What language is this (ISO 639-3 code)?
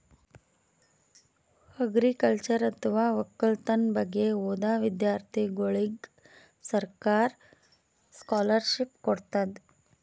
kan